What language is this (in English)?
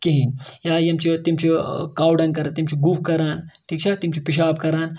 Kashmiri